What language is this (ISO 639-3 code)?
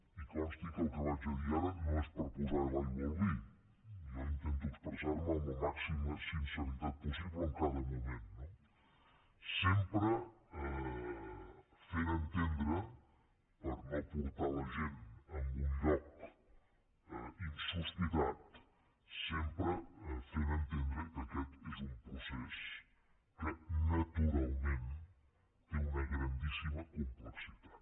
cat